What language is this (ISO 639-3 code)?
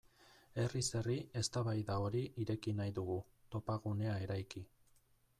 eus